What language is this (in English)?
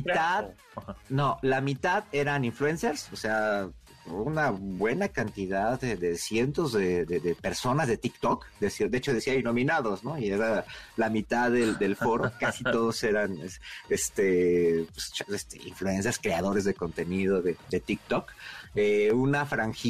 Spanish